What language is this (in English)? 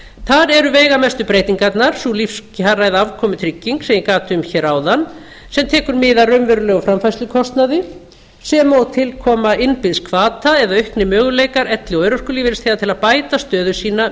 Icelandic